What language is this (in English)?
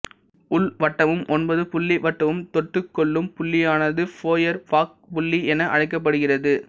Tamil